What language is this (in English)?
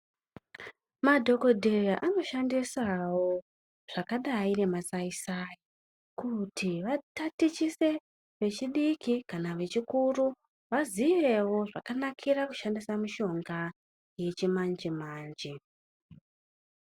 Ndau